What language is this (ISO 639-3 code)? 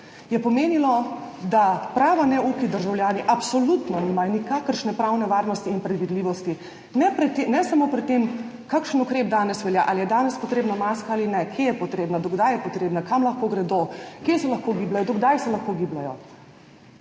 slv